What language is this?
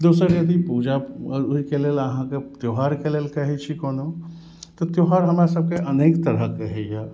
Maithili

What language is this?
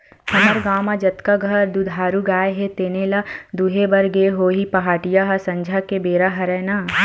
Chhattisgarhi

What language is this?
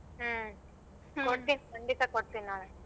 Kannada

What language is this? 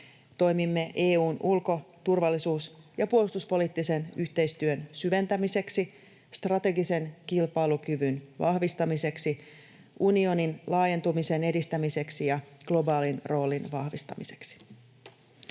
Finnish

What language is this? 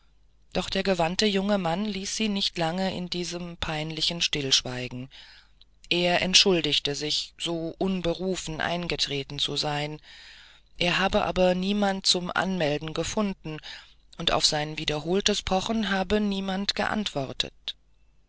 German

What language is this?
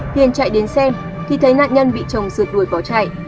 Vietnamese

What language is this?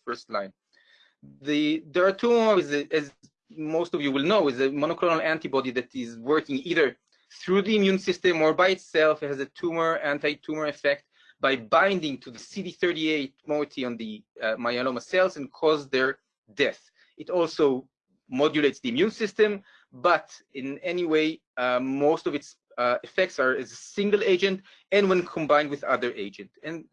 English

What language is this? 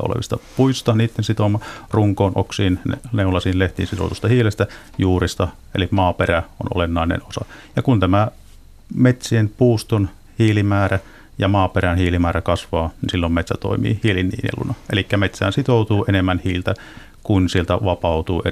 Finnish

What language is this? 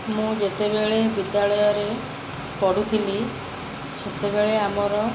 Odia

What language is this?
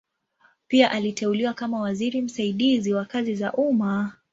Swahili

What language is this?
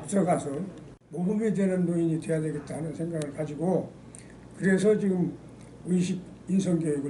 Korean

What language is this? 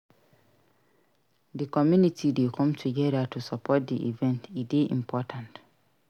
Nigerian Pidgin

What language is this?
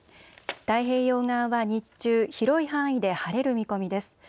Japanese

